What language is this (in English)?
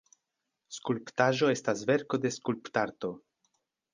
Esperanto